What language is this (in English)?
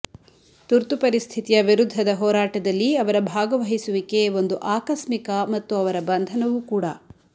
Kannada